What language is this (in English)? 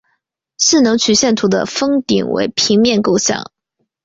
Chinese